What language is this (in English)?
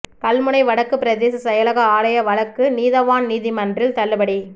Tamil